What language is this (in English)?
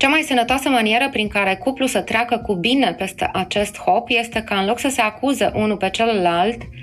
Romanian